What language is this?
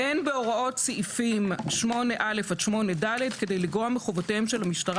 Hebrew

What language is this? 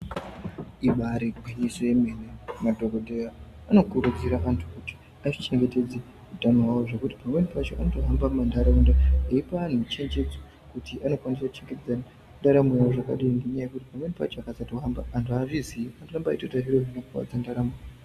Ndau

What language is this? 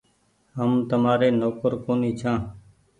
Goaria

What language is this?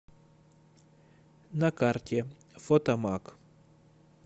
Russian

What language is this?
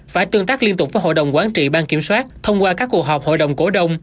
Vietnamese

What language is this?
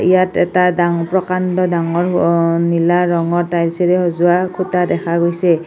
Assamese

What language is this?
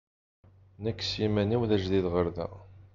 Kabyle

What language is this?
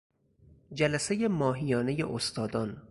Persian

